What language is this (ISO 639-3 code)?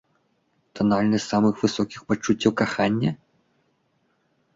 bel